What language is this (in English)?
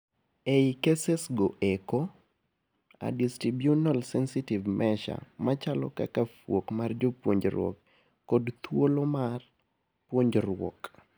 Luo (Kenya and Tanzania)